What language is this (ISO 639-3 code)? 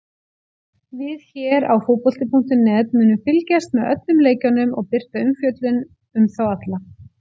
isl